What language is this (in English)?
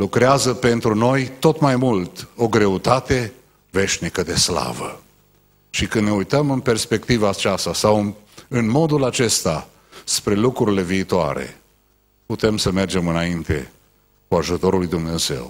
Romanian